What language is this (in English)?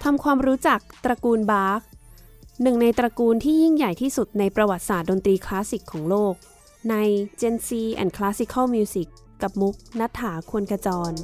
Thai